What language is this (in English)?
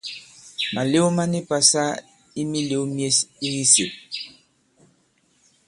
Bankon